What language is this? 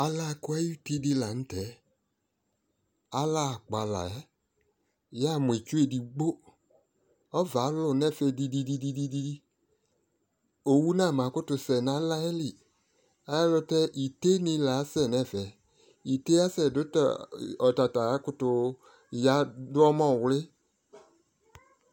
Ikposo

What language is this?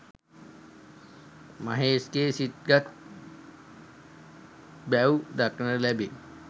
Sinhala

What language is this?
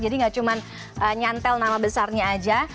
Indonesian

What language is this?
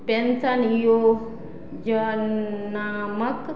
Maithili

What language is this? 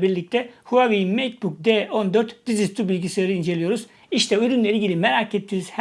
Turkish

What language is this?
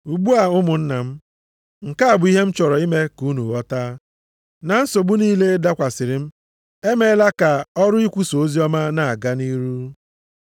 Igbo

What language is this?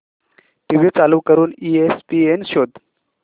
Marathi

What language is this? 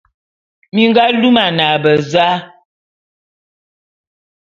Bulu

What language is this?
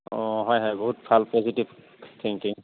Assamese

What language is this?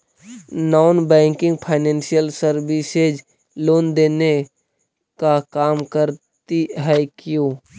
Magahi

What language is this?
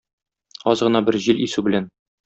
Tatar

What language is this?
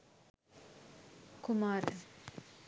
Sinhala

